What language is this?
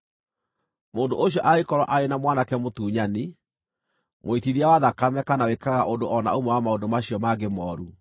Kikuyu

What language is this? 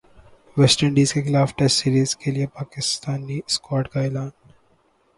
Urdu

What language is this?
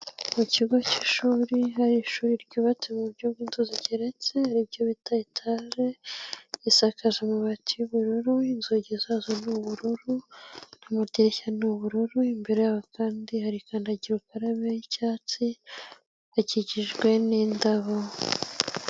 Kinyarwanda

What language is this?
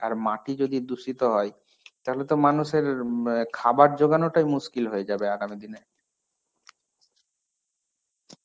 Bangla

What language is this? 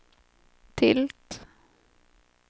Swedish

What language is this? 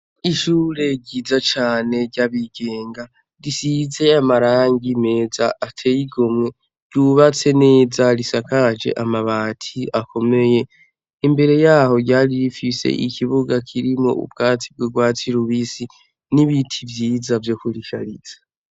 Rundi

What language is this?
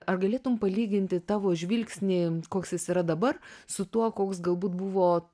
Lithuanian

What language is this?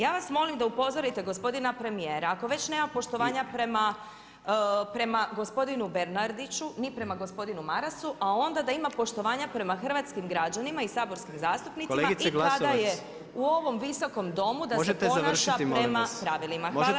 Croatian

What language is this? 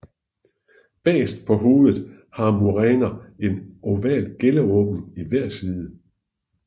Danish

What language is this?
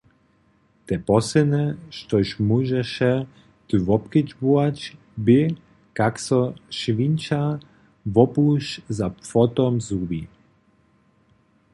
Upper Sorbian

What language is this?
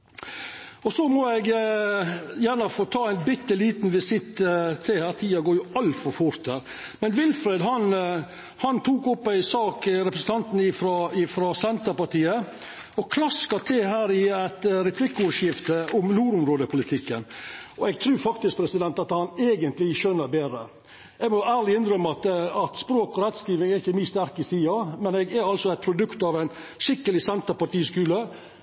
Norwegian Nynorsk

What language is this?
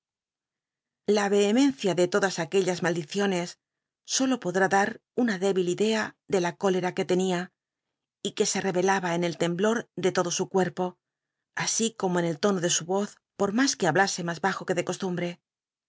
Spanish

